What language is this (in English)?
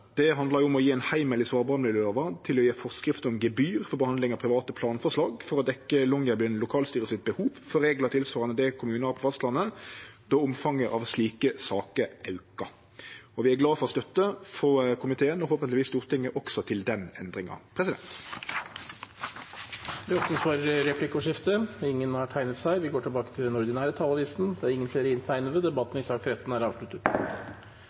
Norwegian